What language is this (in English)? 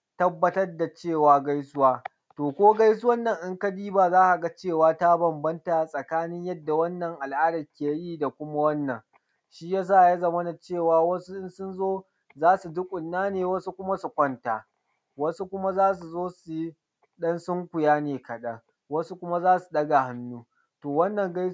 Hausa